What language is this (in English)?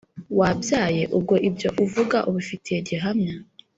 Kinyarwanda